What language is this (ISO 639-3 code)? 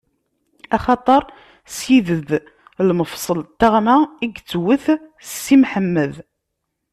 kab